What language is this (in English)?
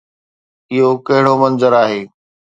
Sindhi